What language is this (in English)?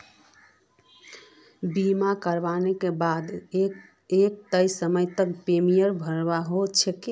Magahi